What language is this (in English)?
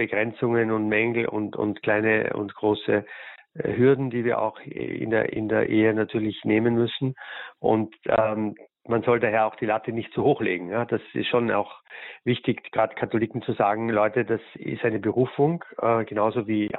German